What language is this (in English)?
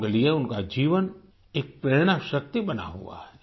Hindi